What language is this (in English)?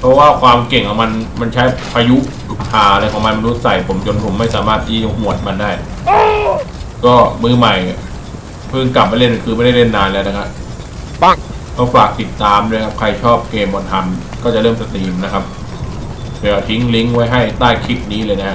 Thai